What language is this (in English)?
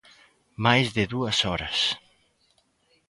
Galician